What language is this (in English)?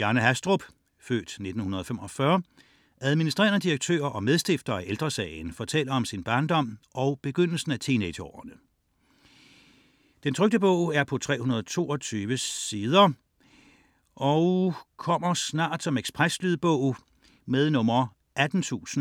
Danish